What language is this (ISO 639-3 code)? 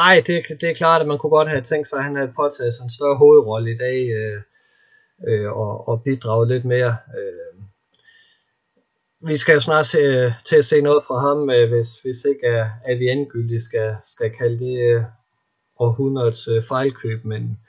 dan